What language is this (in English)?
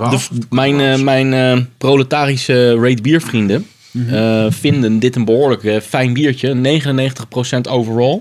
Dutch